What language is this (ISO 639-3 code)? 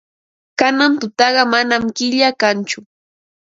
qva